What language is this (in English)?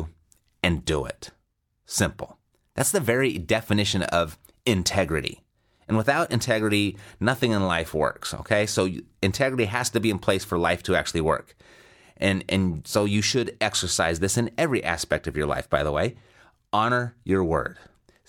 English